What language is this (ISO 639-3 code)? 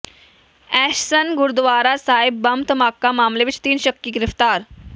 pan